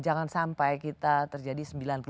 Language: Indonesian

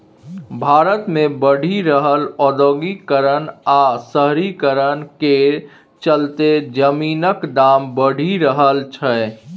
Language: Maithili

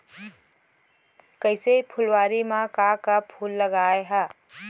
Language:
Chhattisgarhi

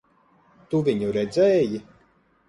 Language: Latvian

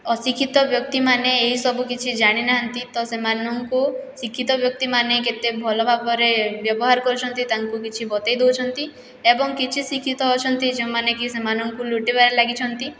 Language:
Odia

